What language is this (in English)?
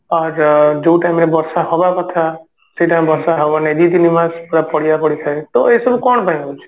Odia